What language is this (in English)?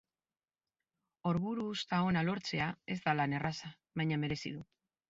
Basque